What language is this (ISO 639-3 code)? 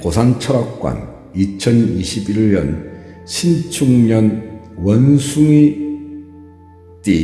kor